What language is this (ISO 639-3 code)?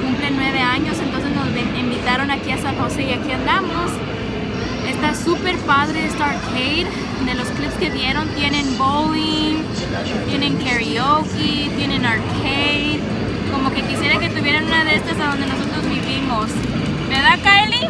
spa